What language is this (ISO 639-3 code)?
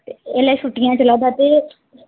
doi